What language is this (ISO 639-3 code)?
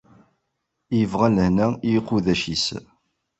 kab